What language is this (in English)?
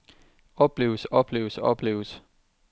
Danish